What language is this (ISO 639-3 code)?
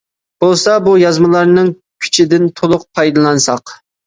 uig